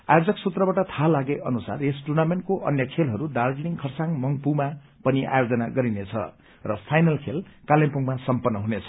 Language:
Nepali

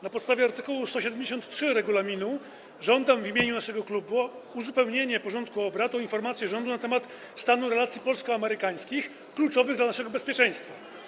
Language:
Polish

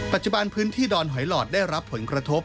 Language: Thai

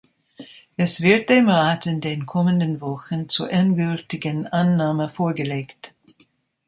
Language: German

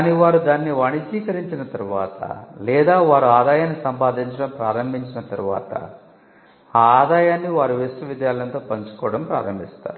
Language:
Telugu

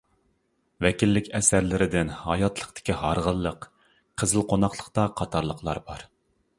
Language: Uyghur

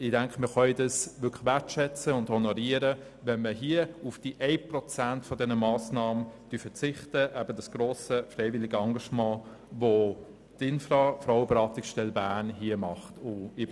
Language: Swiss German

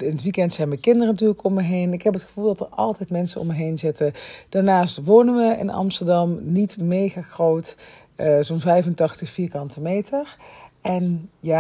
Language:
Dutch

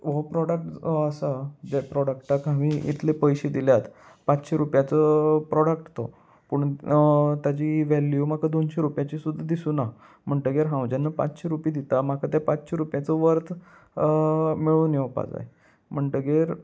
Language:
Konkani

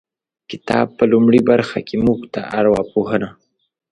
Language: Pashto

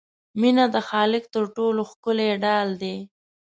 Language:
Pashto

